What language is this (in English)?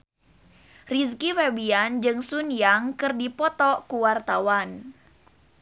Sundanese